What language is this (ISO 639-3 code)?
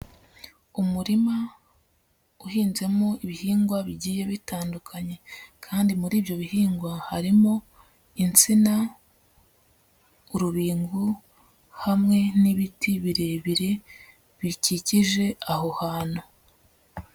kin